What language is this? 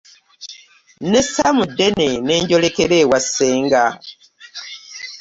Ganda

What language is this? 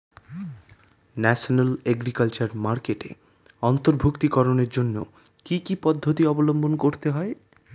Bangla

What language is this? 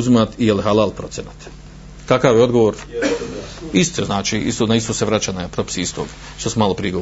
Croatian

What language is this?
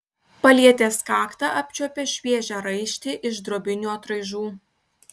Lithuanian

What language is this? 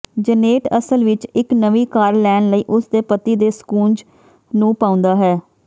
Punjabi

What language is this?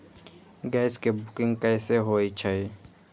Magahi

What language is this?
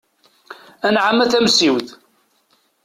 Kabyle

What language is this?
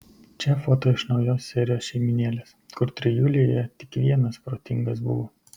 Lithuanian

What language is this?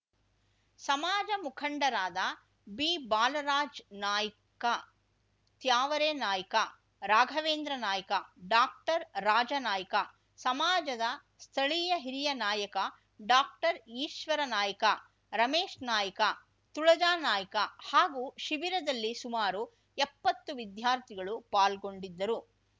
Kannada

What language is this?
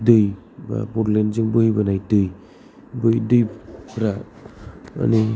Bodo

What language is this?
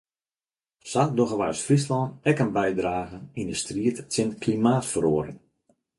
Western Frisian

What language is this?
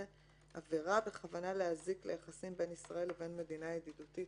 Hebrew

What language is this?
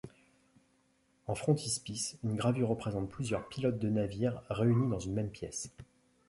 French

